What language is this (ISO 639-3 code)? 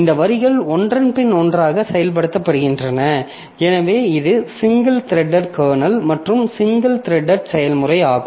tam